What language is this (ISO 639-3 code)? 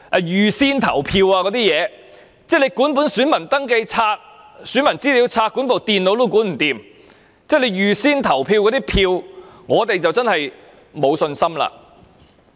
yue